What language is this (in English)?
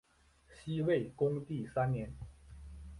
Chinese